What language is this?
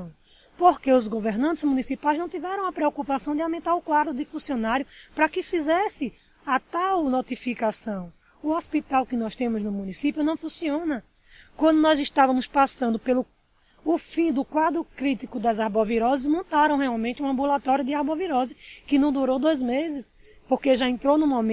Portuguese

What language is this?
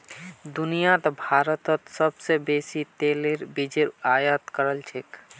Magahi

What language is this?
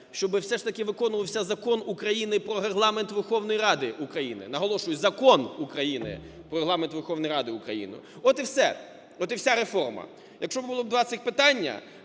Ukrainian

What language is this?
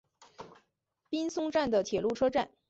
Chinese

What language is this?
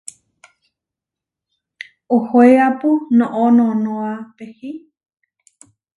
Huarijio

